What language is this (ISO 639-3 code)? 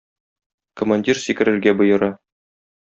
tat